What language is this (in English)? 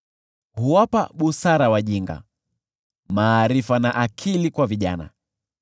Swahili